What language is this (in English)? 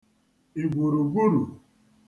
Igbo